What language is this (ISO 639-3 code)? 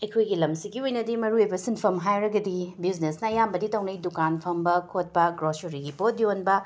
mni